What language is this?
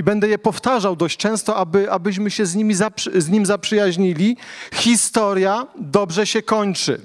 Polish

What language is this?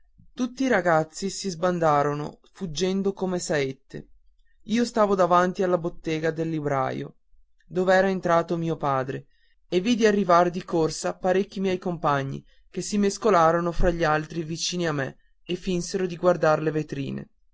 Italian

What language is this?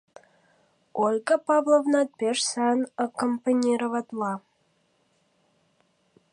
Mari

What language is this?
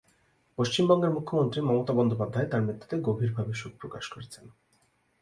Bangla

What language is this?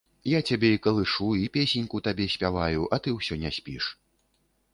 Belarusian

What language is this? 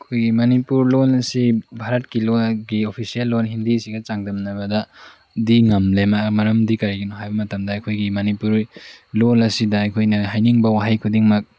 Manipuri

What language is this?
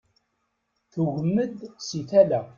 Kabyle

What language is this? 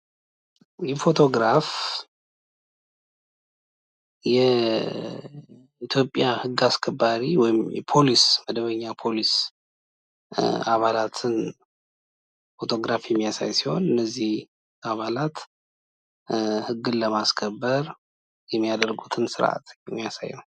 Amharic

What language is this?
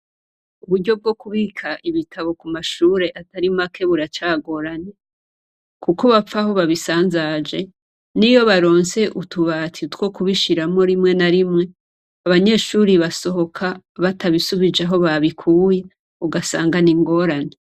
Rundi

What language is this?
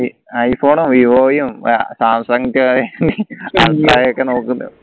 Malayalam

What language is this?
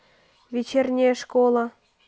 Russian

